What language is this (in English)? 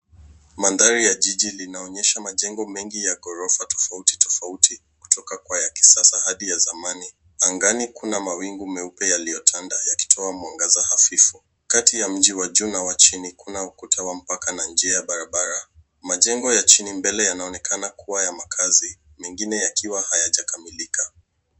Swahili